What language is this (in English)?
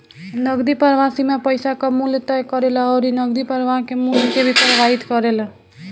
Bhojpuri